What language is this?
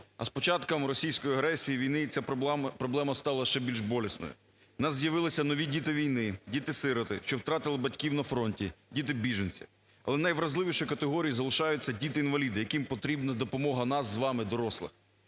Ukrainian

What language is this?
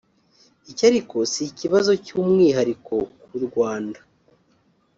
Kinyarwanda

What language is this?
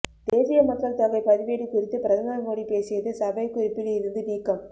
Tamil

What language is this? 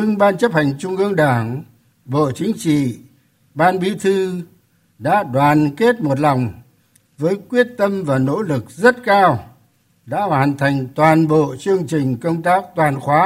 Vietnamese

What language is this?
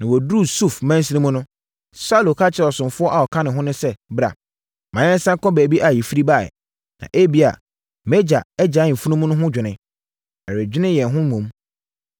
Akan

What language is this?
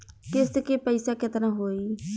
Bhojpuri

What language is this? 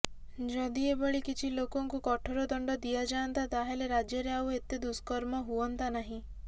Odia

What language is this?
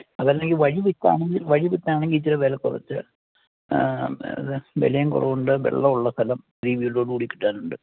Malayalam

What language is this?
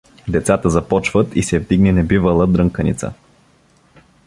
Bulgarian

